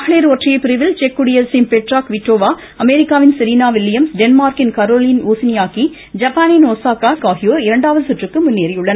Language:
Tamil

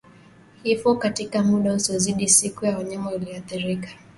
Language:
Swahili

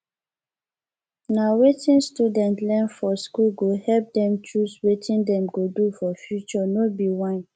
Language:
Nigerian Pidgin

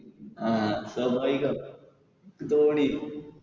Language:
Malayalam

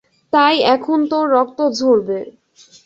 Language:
Bangla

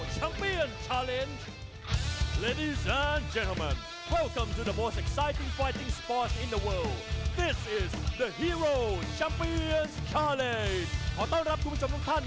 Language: Thai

